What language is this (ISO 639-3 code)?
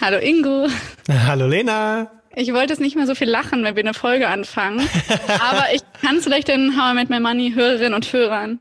deu